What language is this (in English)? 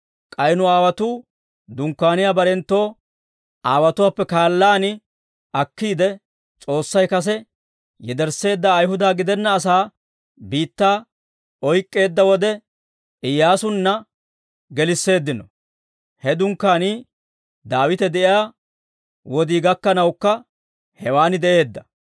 Dawro